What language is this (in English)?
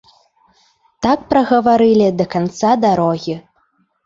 Belarusian